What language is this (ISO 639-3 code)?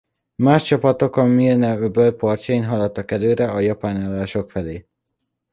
hun